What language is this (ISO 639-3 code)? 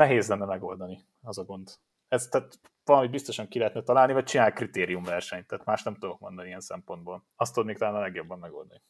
hun